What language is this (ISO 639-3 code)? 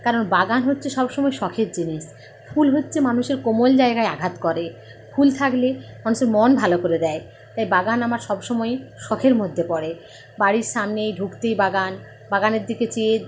ben